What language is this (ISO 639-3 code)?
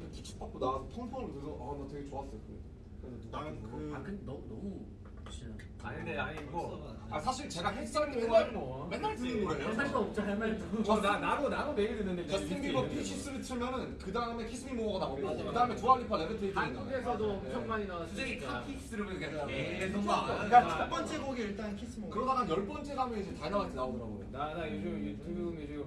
kor